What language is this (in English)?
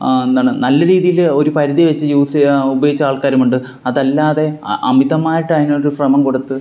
Malayalam